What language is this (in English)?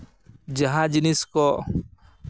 Santali